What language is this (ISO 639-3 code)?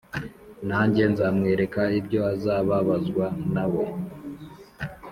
kin